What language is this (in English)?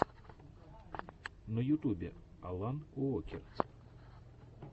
Russian